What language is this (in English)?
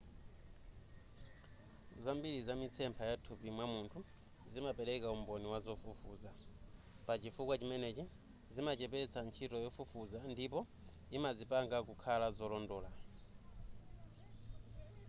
Nyanja